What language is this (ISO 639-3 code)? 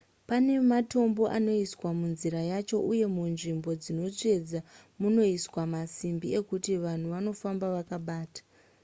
sna